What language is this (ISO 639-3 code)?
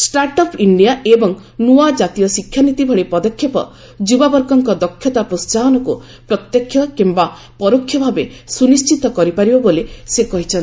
ori